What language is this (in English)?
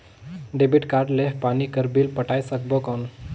Chhattisgarhi